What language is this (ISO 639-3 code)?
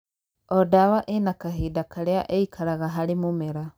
kik